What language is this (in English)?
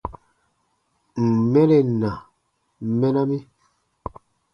Baatonum